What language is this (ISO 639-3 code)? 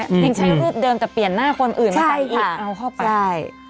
tha